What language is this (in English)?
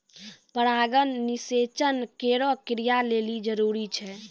Maithili